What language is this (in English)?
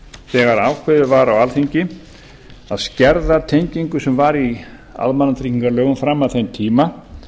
Icelandic